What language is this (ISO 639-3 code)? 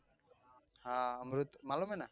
guj